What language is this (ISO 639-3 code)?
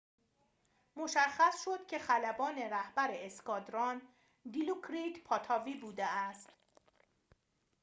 fas